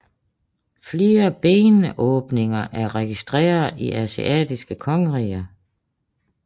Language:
Danish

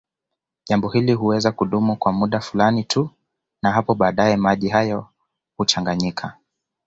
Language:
Swahili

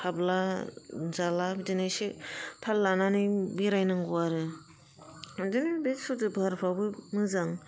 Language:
Bodo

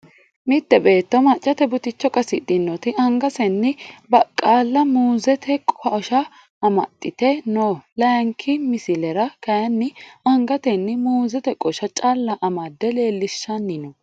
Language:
Sidamo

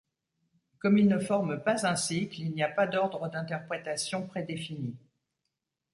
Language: French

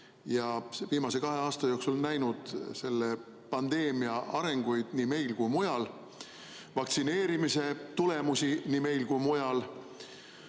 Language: Estonian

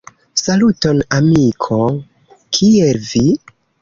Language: Esperanto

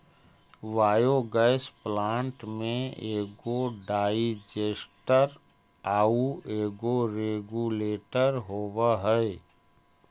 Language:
Magahi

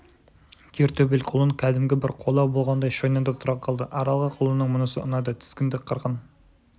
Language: Kazakh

